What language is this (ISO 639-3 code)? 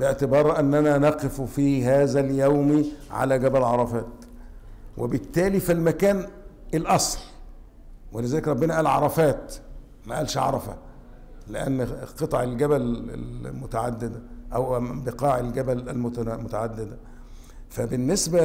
ara